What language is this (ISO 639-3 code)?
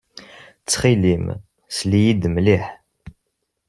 kab